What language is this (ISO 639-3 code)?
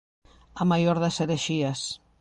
glg